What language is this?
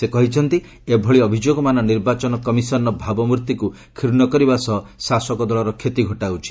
Odia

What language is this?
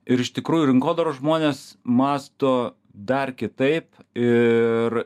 Lithuanian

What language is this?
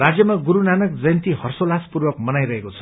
Nepali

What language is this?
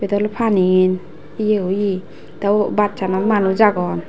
Chakma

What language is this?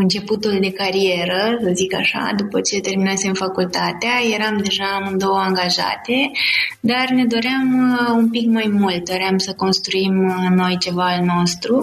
Romanian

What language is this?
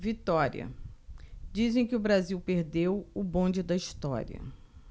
Portuguese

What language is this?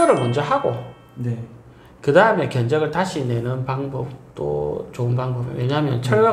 Korean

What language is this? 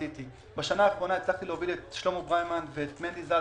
Hebrew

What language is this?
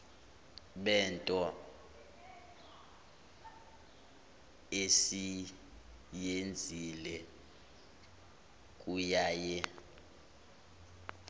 Zulu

